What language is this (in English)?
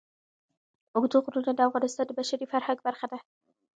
Pashto